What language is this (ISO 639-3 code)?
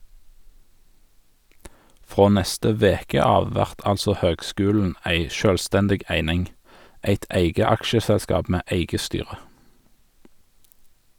nor